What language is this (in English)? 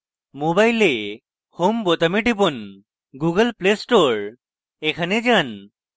Bangla